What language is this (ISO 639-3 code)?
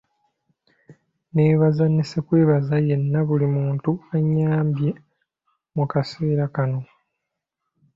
lug